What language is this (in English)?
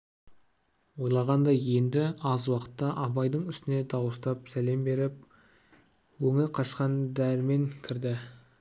Kazakh